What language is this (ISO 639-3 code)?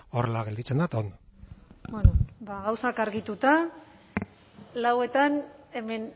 eus